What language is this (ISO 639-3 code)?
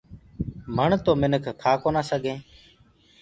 ggg